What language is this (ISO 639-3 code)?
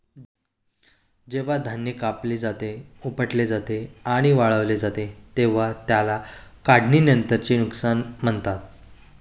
mar